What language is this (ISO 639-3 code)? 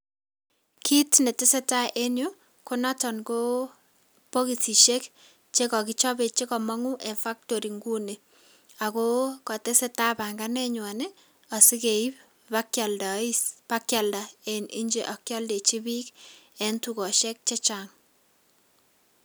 kln